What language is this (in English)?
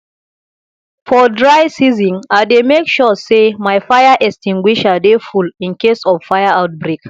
Nigerian Pidgin